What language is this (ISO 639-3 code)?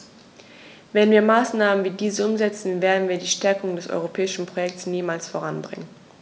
deu